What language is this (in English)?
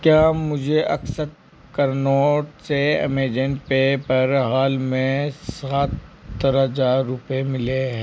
Hindi